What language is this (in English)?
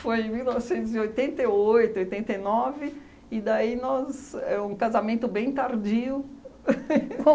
Portuguese